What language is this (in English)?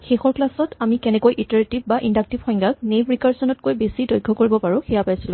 Assamese